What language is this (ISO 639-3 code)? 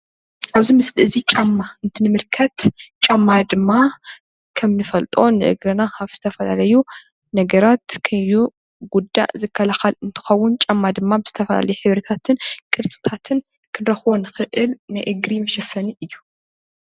tir